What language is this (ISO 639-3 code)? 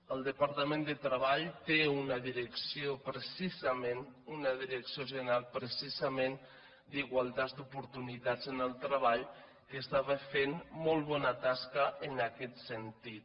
cat